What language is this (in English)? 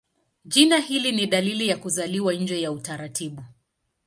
Swahili